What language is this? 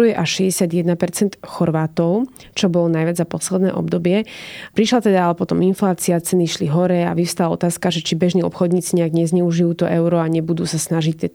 Slovak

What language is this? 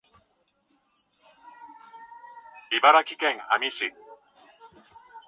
Japanese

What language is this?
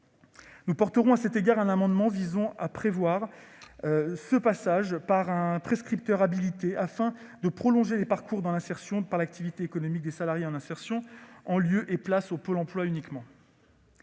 French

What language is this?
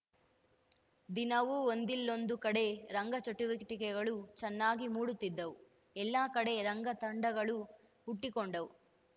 Kannada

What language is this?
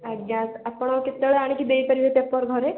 Odia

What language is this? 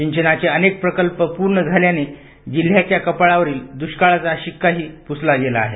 Marathi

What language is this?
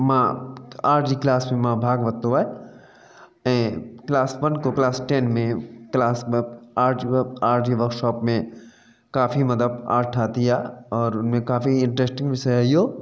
Sindhi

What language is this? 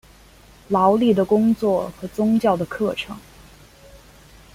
Chinese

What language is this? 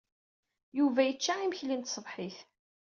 Kabyle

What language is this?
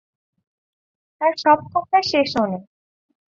Bangla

